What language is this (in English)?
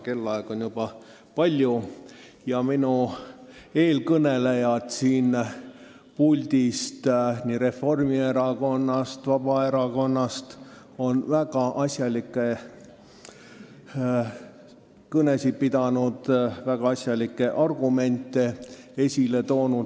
Estonian